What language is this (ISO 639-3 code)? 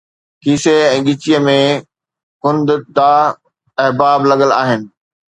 snd